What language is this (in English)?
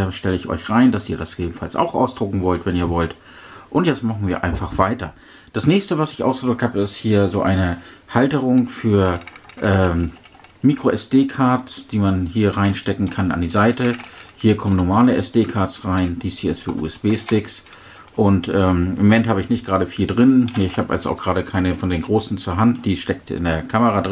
German